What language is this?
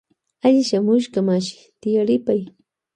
Loja Highland Quichua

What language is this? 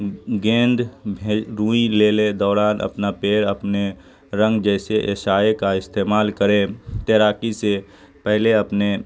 Urdu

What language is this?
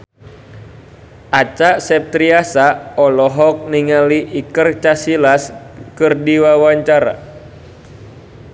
Sundanese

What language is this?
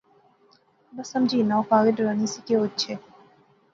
Pahari-Potwari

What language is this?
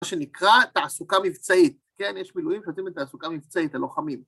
Hebrew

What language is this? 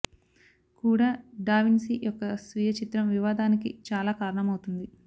Telugu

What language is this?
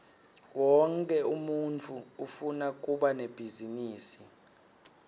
Swati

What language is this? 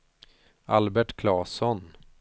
Swedish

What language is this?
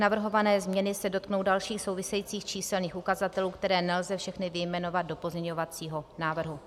Czech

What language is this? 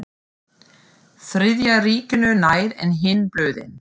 Icelandic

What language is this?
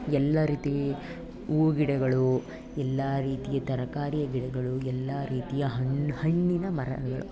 Kannada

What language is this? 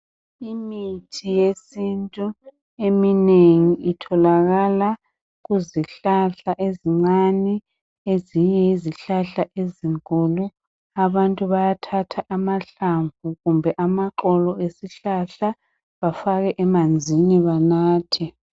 North Ndebele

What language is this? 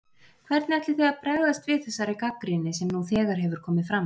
Icelandic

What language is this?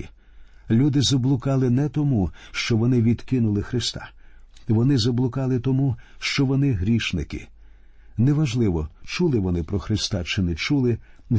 Ukrainian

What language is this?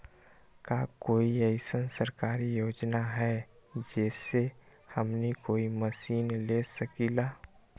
Magahi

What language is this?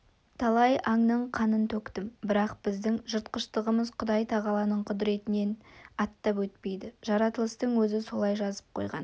Kazakh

